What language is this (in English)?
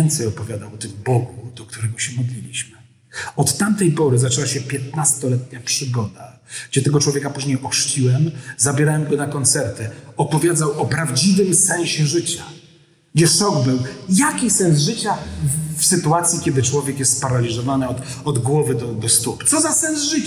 Polish